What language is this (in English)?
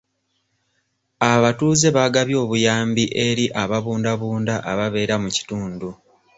Ganda